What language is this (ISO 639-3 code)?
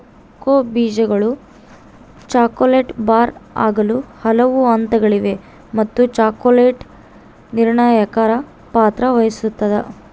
kan